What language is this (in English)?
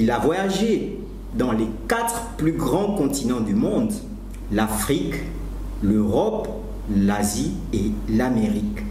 French